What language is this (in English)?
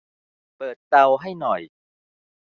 Thai